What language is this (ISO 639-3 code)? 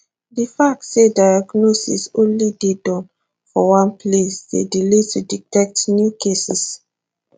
pcm